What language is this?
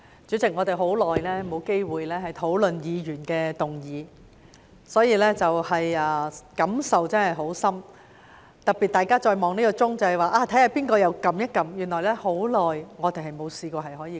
Cantonese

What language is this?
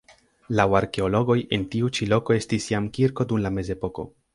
Esperanto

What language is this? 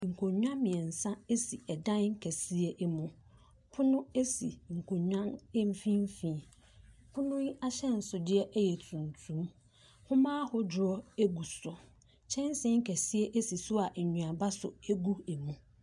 Akan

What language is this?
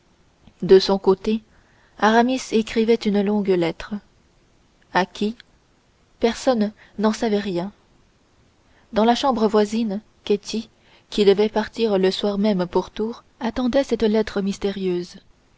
French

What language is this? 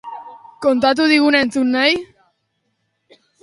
Basque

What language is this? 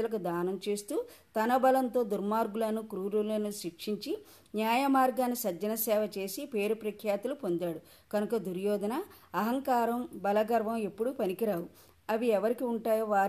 Telugu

